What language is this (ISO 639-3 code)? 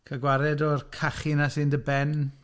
cym